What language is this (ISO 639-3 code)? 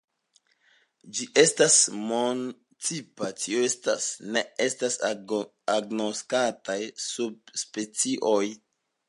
epo